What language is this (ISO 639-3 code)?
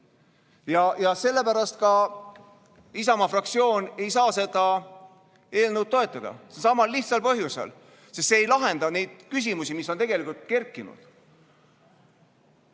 est